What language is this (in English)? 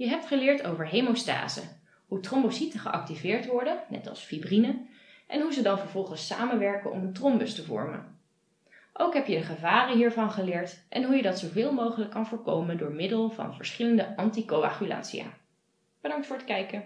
Dutch